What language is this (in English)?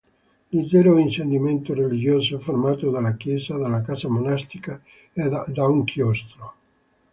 Italian